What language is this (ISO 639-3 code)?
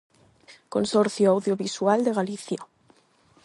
glg